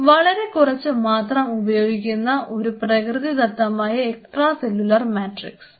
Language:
Malayalam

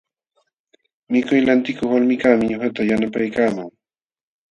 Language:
Jauja Wanca Quechua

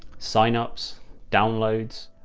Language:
English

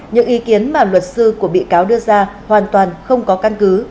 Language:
Vietnamese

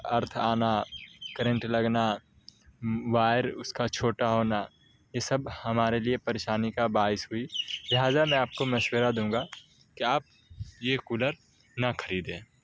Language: Urdu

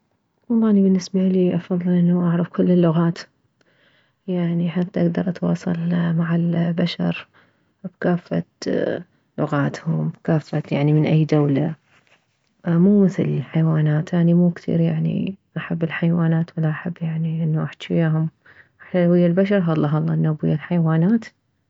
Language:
Mesopotamian Arabic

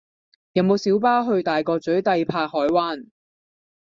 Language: Cantonese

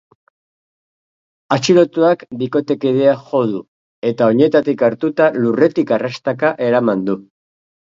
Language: Basque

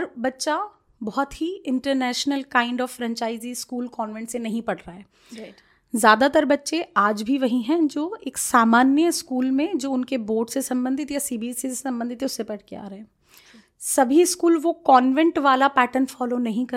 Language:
Hindi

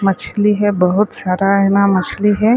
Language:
Chhattisgarhi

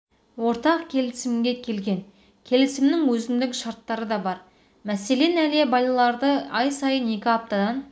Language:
Kazakh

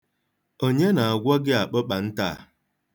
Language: Igbo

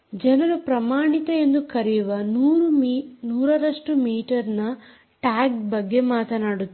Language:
Kannada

